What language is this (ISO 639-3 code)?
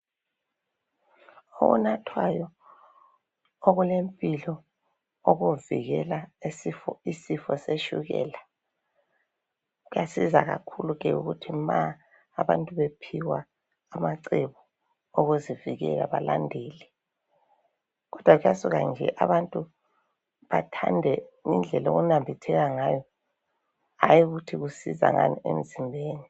nde